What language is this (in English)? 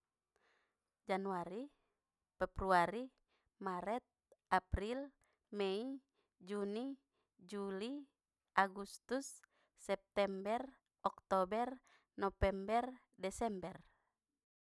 Batak Mandailing